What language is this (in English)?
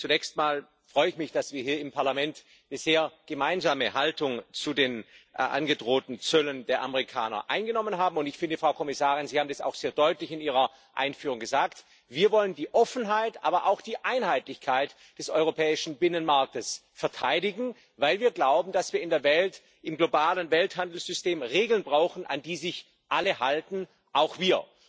German